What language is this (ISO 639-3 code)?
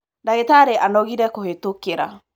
kik